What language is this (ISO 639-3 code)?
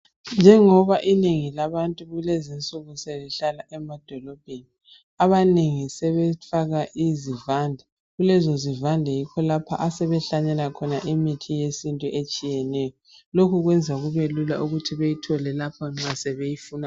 nde